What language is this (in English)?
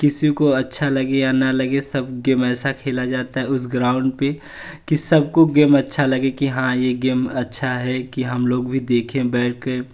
Hindi